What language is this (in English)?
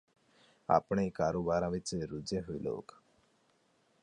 Punjabi